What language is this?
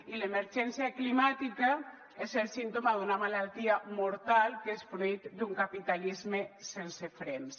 Catalan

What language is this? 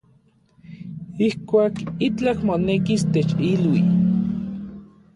Orizaba Nahuatl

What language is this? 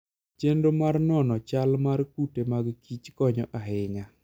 Luo (Kenya and Tanzania)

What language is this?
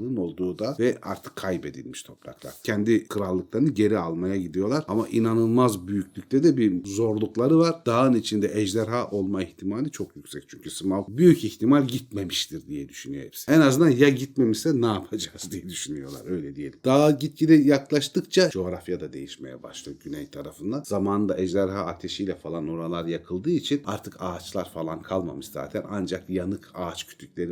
Turkish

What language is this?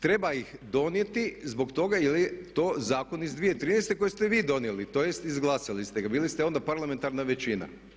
Croatian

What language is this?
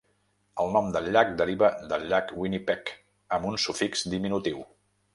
Catalan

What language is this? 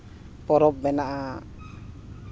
Santali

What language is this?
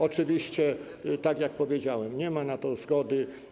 Polish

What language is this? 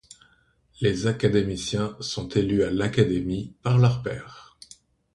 French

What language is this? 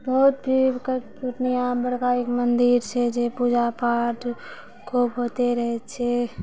Maithili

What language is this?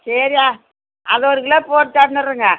Tamil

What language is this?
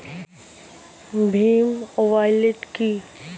Bangla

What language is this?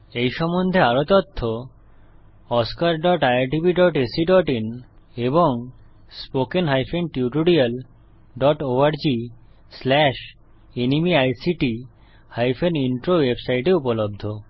Bangla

